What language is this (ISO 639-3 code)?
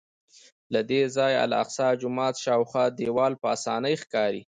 pus